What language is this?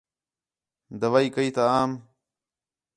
Khetrani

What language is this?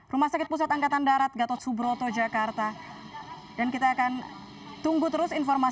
Indonesian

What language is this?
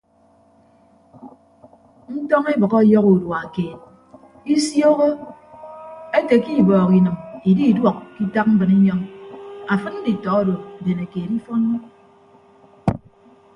Ibibio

